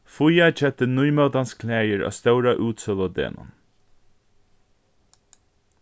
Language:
Faroese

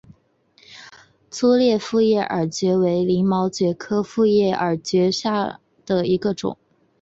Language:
Chinese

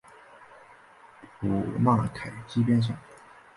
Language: Chinese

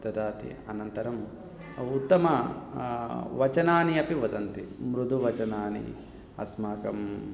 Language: Sanskrit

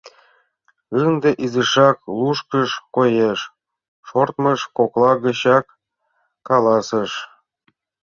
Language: Mari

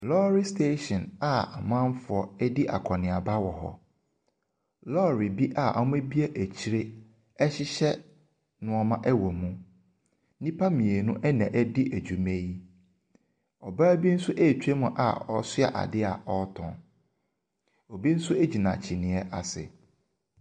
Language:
Akan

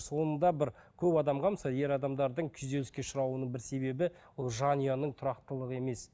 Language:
Kazakh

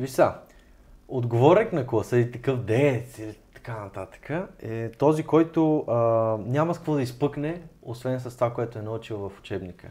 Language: Bulgarian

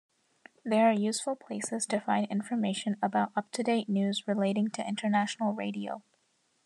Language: English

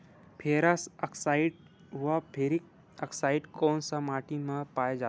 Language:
Chhattisgarhi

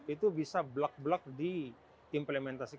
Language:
Indonesian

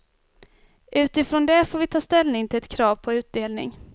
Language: Swedish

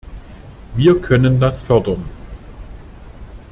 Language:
German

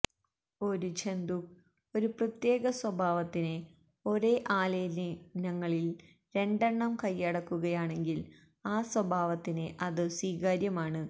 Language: Malayalam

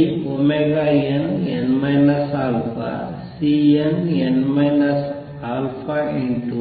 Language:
Kannada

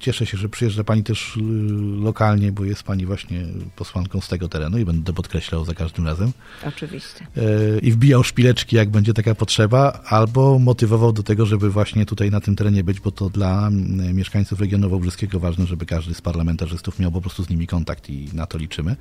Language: Polish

